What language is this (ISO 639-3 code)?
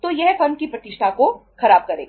hin